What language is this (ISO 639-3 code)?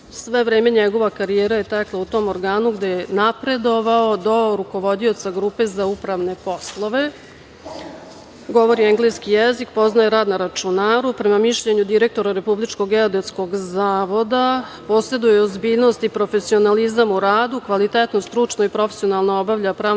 srp